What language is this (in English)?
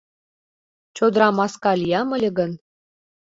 Mari